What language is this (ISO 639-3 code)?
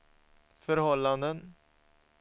swe